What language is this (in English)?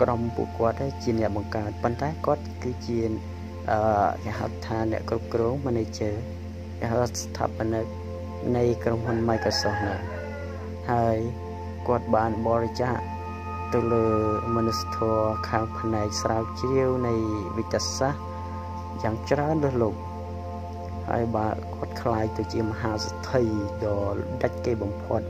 Thai